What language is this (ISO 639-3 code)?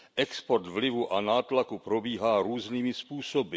ces